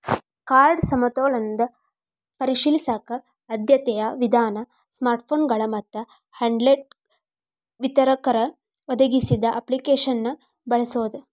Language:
Kannada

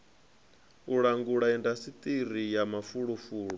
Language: Venda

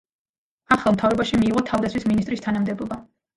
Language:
Georgian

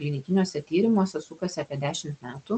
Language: Lithuanian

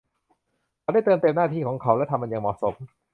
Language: Thai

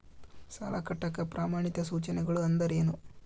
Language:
Kannada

